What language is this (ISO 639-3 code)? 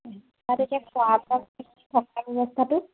asm